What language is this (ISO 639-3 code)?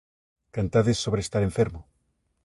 glg